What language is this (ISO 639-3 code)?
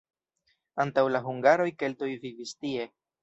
epo